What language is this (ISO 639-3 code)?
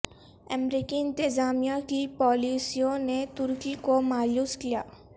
urd